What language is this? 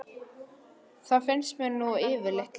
Icelandic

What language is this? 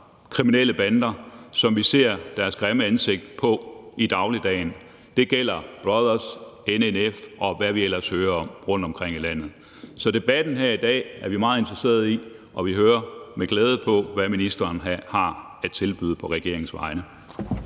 Danish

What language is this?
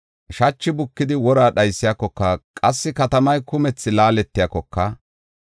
Gofa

